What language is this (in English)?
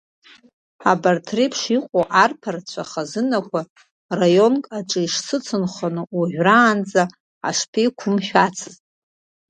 Abkhazian